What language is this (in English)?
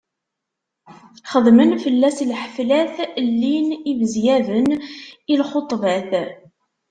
Kabyle